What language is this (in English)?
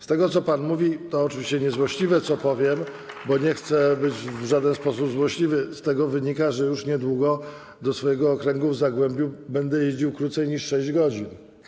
Polish